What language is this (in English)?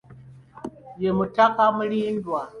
Ganda